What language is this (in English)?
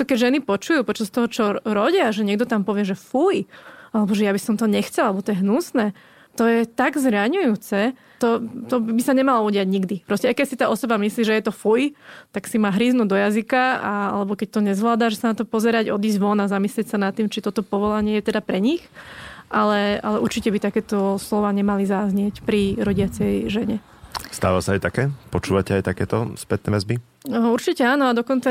Slovak